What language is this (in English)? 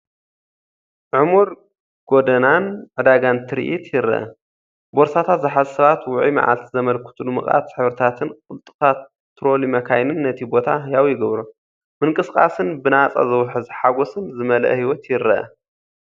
Tigrinya